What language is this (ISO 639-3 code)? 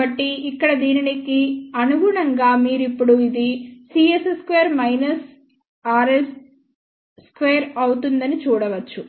tel